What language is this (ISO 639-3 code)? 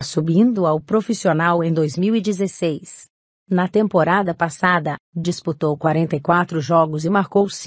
por